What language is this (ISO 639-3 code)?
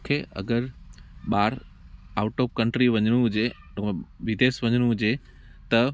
snd